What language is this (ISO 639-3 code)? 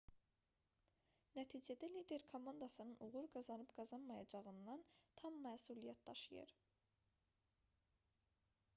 aze